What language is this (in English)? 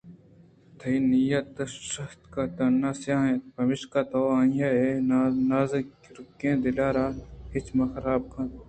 Eastern Balochi